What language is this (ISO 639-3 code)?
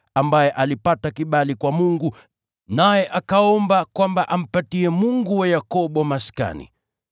swa